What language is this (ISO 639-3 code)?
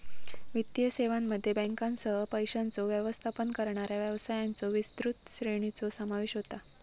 mar